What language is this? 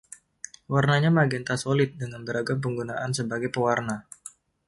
Indonesian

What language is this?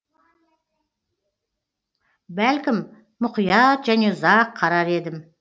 Kazakh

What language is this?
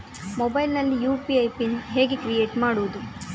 Kannada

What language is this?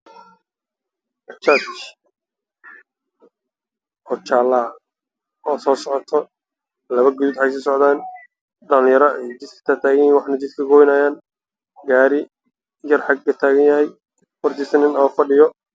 Somali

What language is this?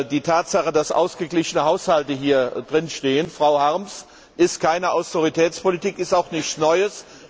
German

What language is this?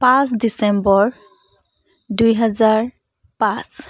Assamese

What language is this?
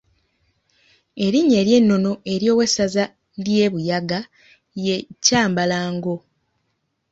Ganda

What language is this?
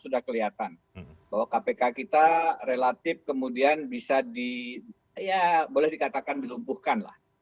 Indonesian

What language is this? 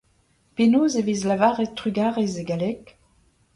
Breton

